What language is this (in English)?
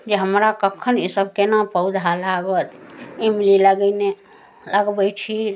Maithili